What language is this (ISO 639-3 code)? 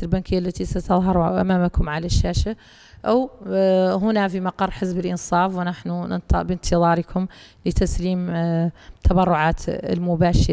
ara